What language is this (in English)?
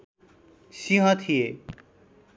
Nepali